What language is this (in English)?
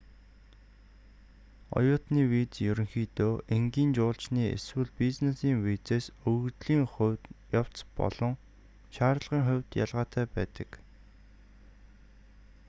Mongolian